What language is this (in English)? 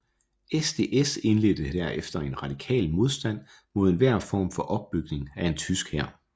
Danish